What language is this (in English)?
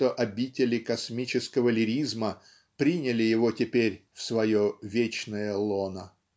Russian